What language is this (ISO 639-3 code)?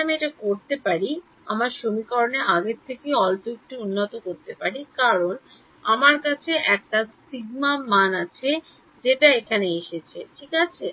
ben